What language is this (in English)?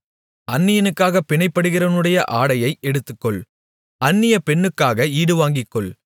Tamil